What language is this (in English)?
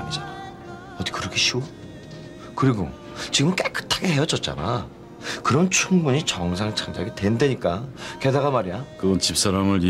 Korean